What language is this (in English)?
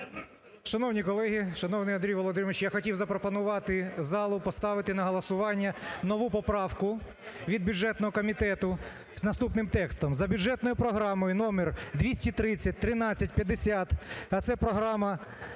Ukrainian